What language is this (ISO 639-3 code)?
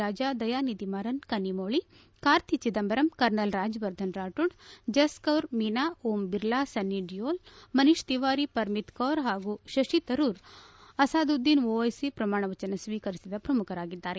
kan